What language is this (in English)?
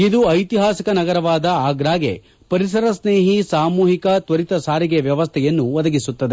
Kannada